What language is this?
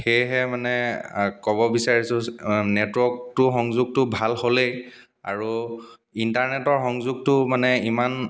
Assamese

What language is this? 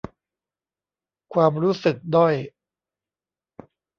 Thai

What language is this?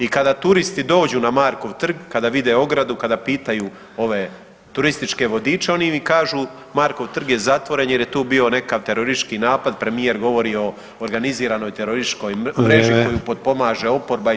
Croatian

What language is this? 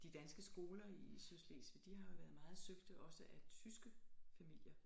Danish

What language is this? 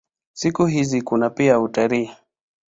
Swahili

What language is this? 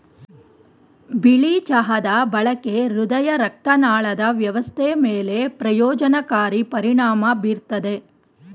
Kannada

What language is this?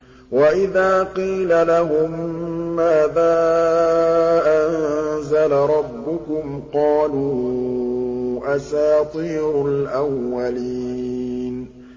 Arabic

